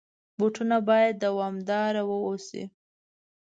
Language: Pashto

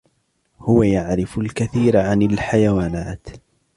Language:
Arabic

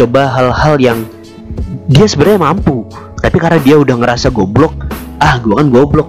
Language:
Indonesian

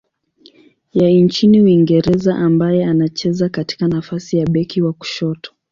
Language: Swahili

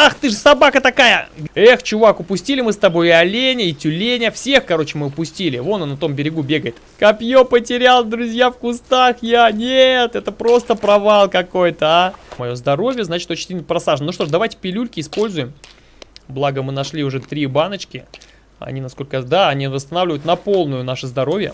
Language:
Russian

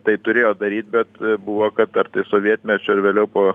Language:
Lithuanian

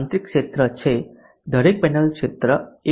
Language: Gujarati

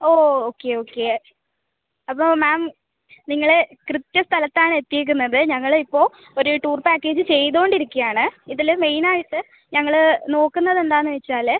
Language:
Malayalam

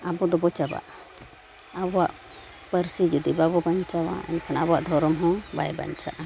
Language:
Santali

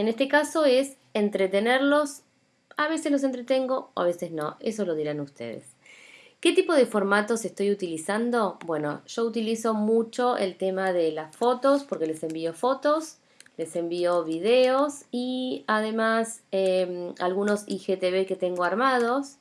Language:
Spanish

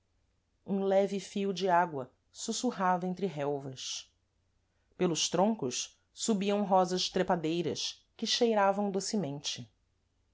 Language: Portuguese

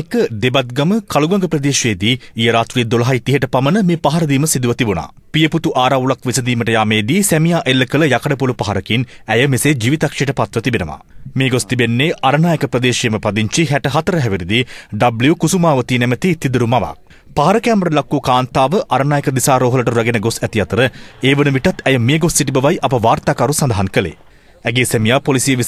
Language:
Romanian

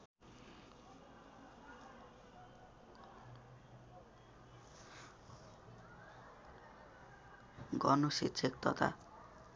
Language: Nepali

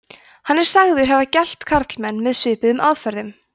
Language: Icelandic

